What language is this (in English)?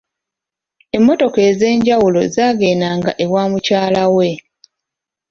Ganda